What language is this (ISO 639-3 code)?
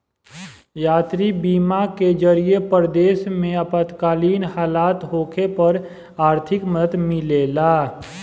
bho